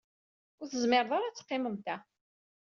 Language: Kabyle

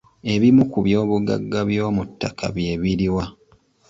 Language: Ganda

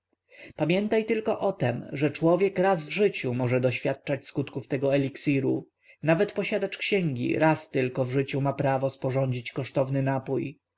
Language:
Polish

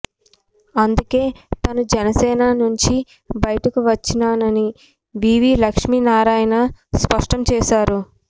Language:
Telugu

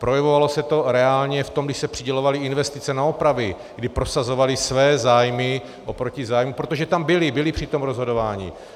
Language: Czech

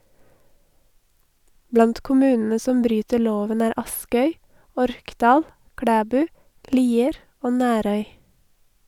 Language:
Norwegian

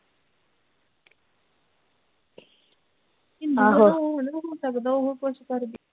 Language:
Punjabi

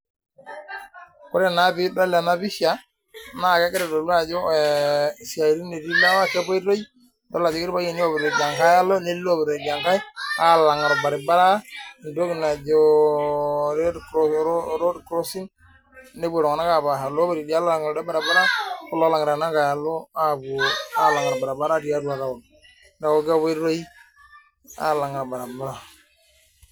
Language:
Masai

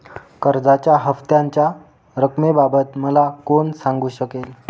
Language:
Marathi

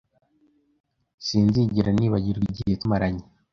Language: Kinyarwanda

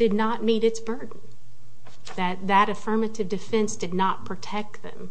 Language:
English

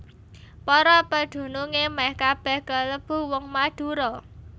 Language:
Javanese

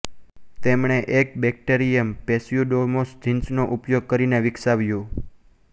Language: Gujarati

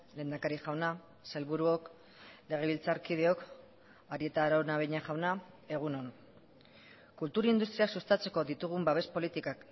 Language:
Basque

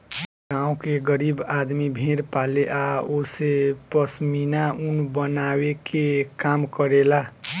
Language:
Bhojpuri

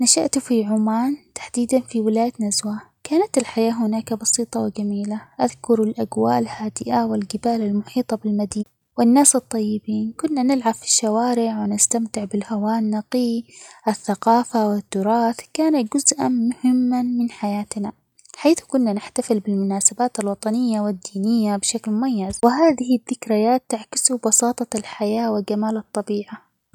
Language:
Omani Arabic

